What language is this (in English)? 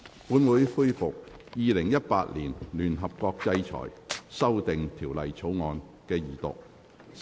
Cantonese